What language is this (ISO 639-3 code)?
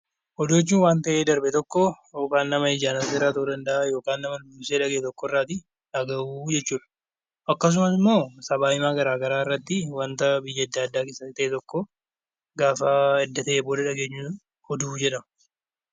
orm